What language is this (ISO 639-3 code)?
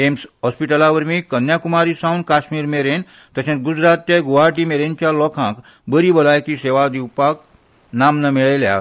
kok